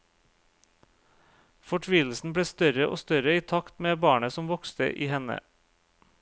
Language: Norwegian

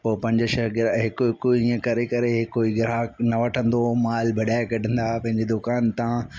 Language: Sindhi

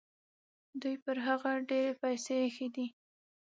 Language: Pashto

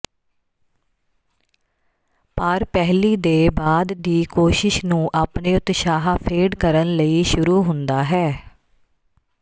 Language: Punjabi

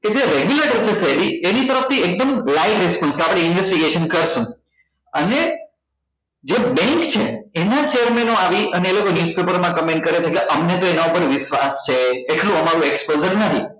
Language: Gujarati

